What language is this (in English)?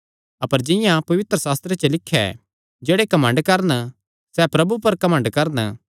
Kangri